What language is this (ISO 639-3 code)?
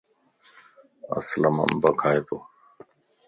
lss